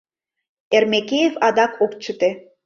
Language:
Mari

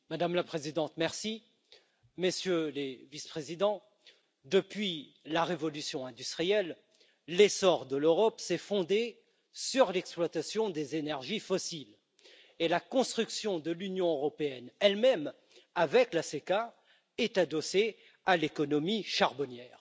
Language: French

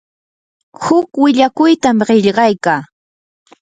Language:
Yanahuanca Pasco Quechua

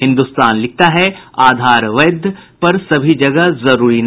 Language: Hindi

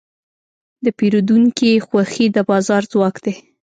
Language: Pashto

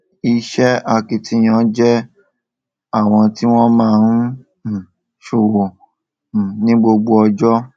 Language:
Yoruba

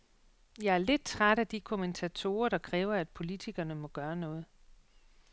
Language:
Danish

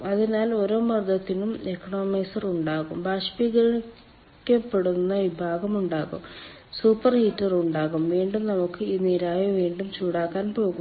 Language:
Malayalam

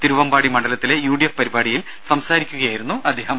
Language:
Malayalam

